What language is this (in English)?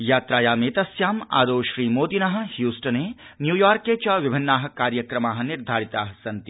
Sanskrit